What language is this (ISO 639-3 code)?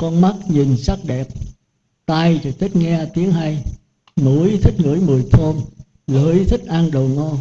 vie